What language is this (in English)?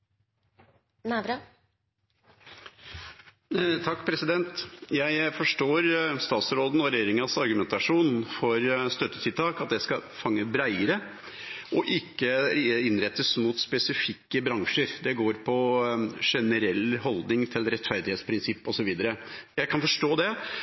Norwegian